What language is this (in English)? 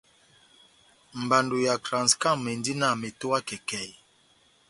Batanga